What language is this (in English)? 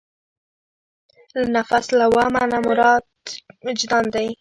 Pashto